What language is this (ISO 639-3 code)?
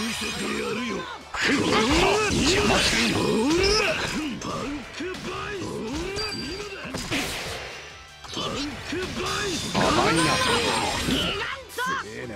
jpn